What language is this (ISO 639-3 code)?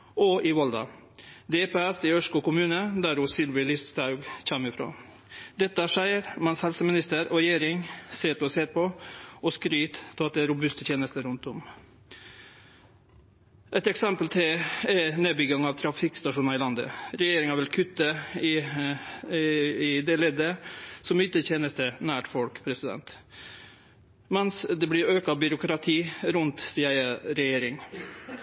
nno